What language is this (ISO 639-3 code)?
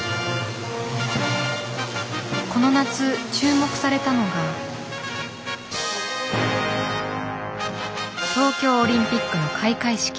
jpn